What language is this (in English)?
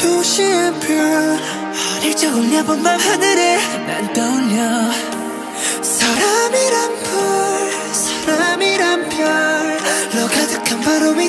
Vietnamese